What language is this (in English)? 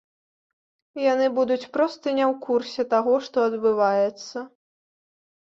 Belarusian